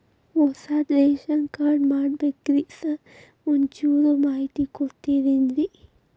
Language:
Kannada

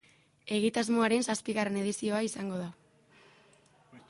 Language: Basque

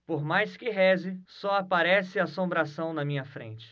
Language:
Portuguese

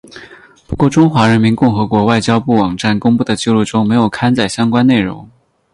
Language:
Chinese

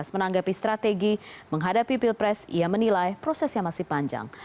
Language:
Indonesian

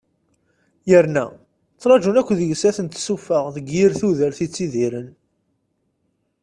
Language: Kabyle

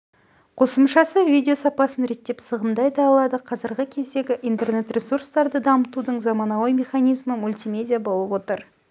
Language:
Kazakh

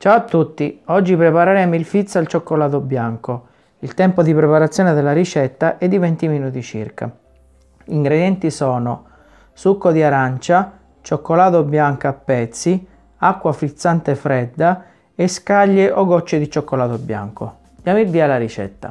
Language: Italian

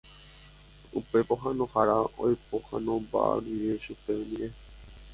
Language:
Guarani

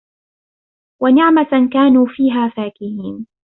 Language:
Arabic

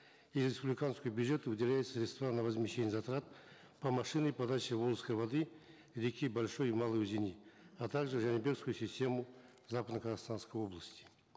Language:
Kazakh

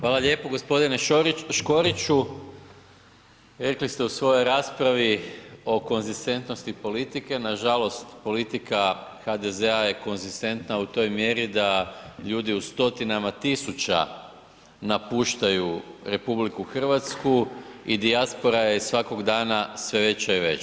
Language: Croatian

